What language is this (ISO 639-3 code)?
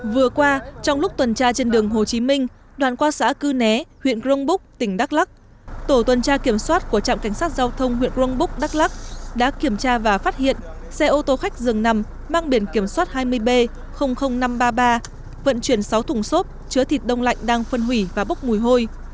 vie